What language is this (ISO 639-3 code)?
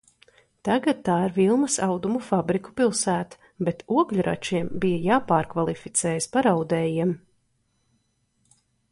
lav